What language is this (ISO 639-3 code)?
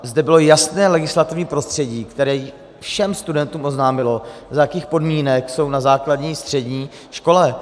ces